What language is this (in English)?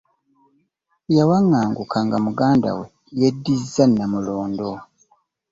Ganda